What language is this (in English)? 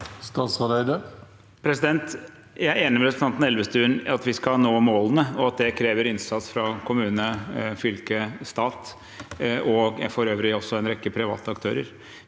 Norwegian